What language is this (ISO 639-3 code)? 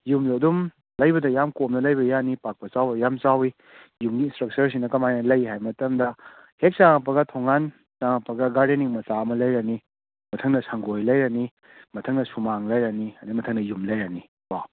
mni